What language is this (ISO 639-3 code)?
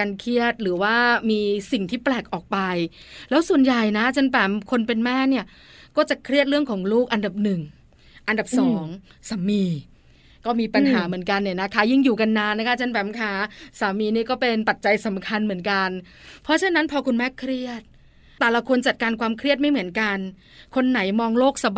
tha